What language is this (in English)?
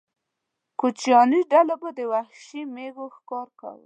Pashto